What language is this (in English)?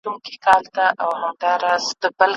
Pashto